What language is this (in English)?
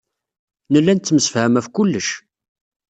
Kabyle